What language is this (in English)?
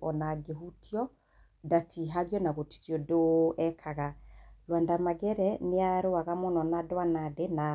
Kikuyu